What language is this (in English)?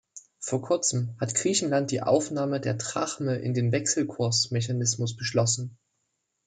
German